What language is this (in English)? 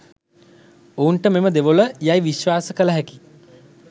Sinhala